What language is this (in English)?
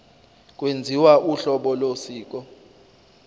Zulu